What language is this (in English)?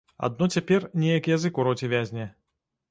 Belarusian